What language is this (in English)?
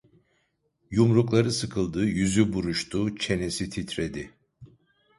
Turkish